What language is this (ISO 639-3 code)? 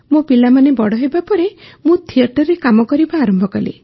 ori